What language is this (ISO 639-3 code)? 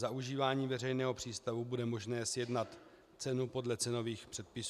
ces